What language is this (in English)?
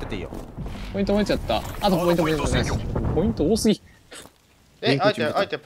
Japanese